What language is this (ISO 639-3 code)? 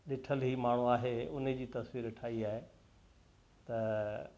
snd